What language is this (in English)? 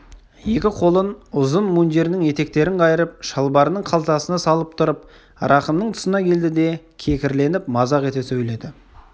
Kazakh